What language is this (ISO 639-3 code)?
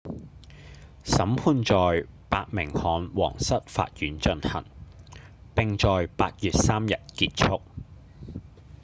yue